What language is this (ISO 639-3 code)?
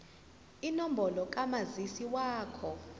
zul